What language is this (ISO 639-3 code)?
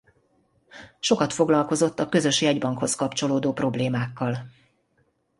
hun